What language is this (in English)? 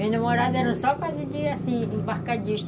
Portuguese